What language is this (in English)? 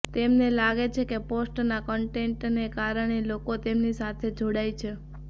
Gujarati